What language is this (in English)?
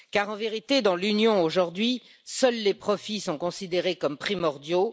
French